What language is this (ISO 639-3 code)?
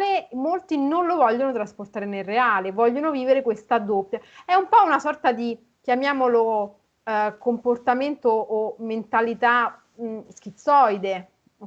ita